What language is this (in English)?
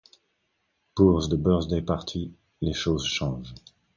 French